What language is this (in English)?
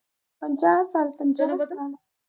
Punjabi